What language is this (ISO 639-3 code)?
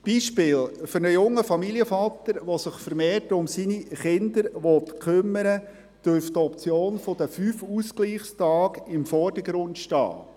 gsw